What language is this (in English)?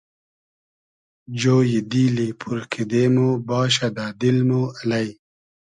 Hazaragi